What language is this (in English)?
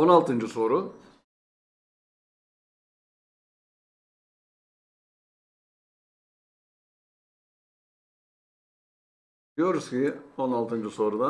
Turkish